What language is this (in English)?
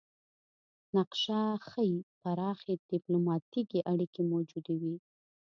Pashto